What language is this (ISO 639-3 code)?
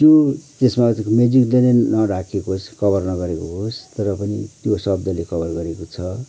nep